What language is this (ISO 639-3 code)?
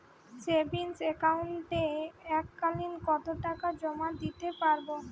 ben